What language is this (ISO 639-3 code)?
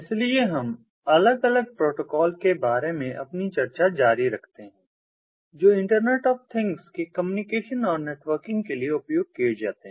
hin